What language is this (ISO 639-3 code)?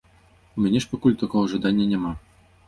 bel